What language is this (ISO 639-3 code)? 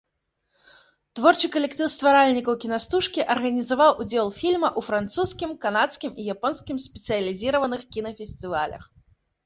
bel